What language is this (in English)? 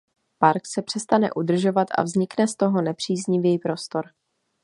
Czech